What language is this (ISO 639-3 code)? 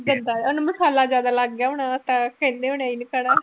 pan